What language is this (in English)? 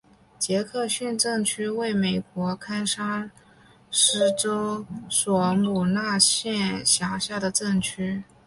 Chinese